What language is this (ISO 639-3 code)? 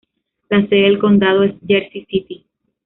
spa